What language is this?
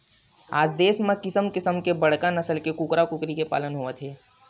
Chhattisgarhi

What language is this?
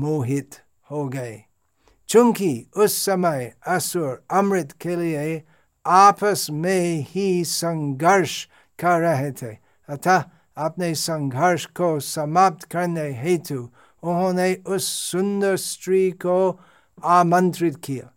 Hindi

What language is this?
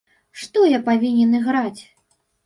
Belarusian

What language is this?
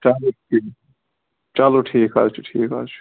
Kashmiri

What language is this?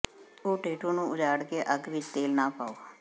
Punjabi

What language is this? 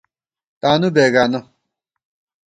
Gawar-Bati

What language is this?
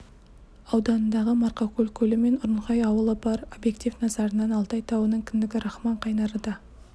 Kazakh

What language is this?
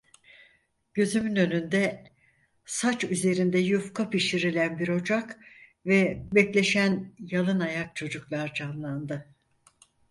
Turkish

